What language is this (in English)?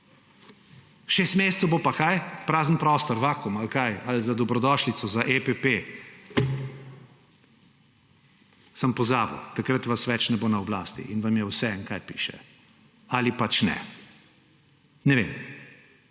Slovenian